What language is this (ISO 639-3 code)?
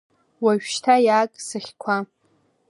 abk